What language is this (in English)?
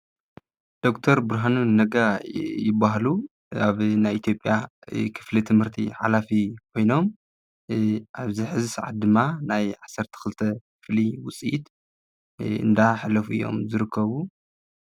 Tigrinya